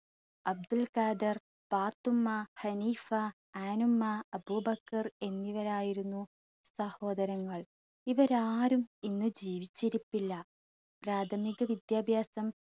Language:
Malayalam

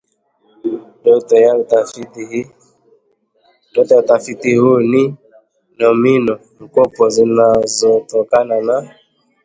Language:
Swahili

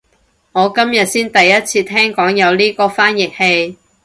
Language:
Cantonese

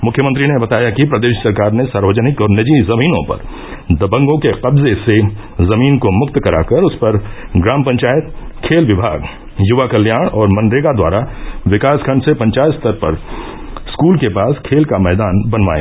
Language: Hindi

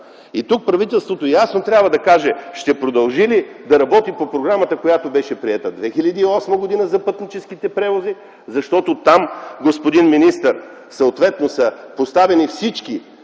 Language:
Bulgarian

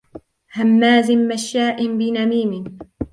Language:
Arabic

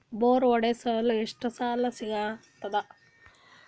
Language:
Kannada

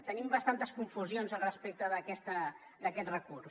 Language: Catalan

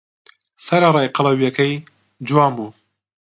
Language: Central Kurdish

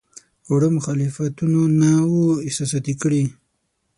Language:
Pashto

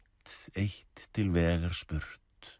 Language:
Icelandic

